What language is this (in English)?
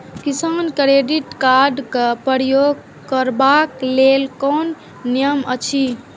Maithili